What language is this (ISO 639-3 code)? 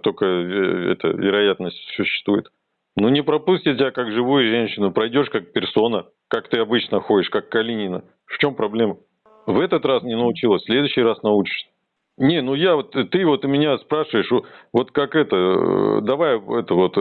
rus